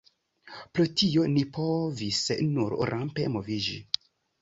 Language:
Esperanto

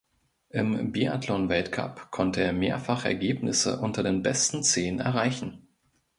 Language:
German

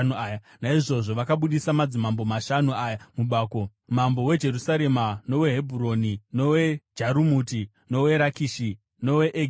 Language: Shona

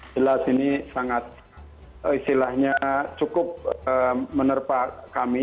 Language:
Indonesian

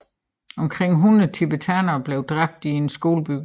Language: Danish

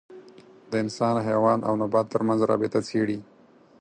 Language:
Pashto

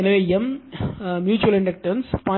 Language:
Tamil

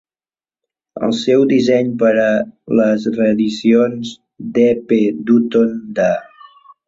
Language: Catalan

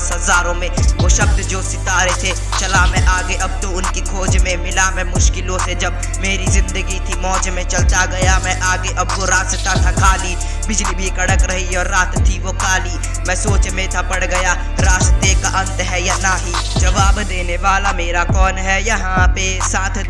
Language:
Hindi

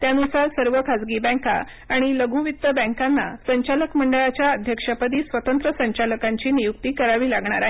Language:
Marathi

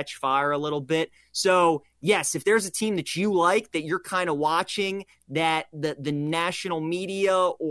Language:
English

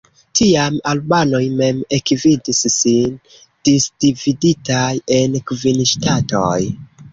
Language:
Esperanto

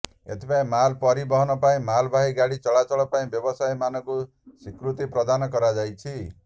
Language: Odia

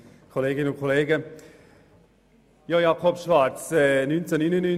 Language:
Swiss German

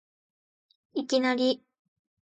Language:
Japanese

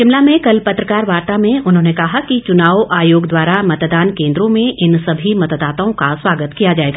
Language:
Hindi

